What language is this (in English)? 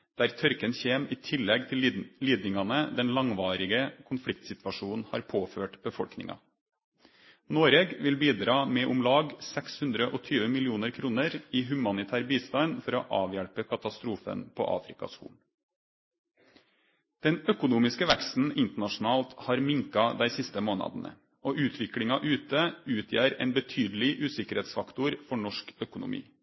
Norwegian Nynorsk